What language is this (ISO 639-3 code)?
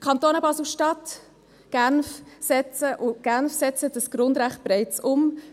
gsw